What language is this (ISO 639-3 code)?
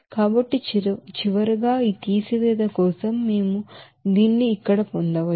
tel